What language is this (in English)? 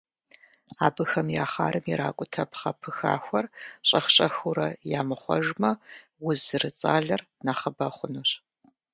Kabardian